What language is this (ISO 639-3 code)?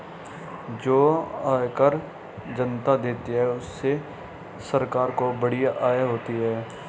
hin